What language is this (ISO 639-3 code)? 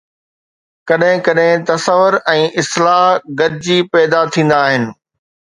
snd